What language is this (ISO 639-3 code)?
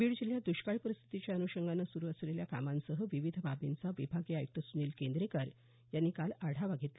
mar